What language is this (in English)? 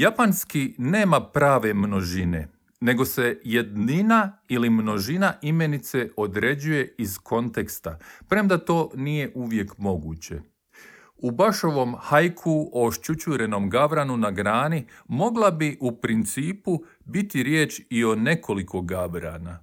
Croatian